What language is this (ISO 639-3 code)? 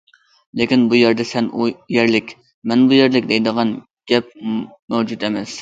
uig